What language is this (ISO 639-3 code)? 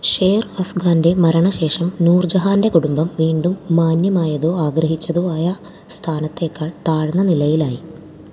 mal